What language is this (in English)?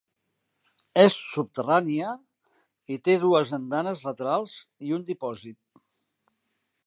Catalan